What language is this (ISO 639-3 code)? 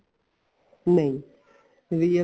pan